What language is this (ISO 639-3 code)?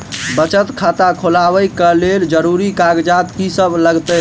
mai